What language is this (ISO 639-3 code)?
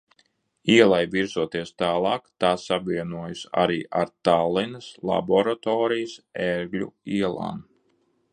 lav